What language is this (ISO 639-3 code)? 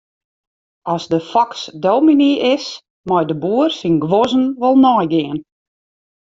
fry